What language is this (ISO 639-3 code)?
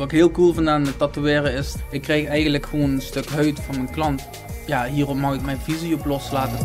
nld